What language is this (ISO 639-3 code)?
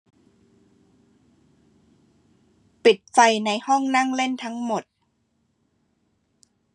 tha